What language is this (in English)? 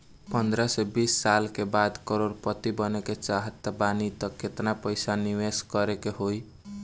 Bhojpuri